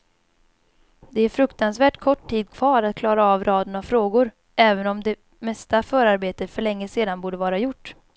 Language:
Swedish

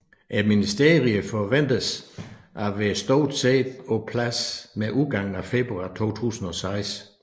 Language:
Danish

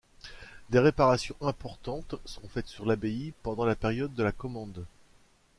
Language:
French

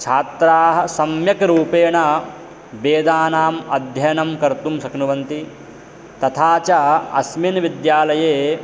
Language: Sanskrit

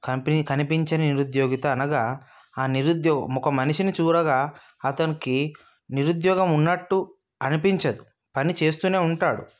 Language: Telugu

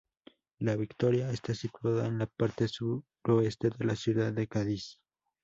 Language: Spanish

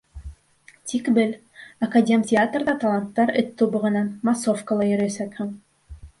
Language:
Bashkir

